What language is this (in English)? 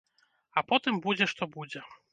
Belarusian